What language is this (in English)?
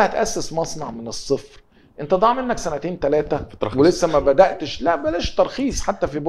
Arabic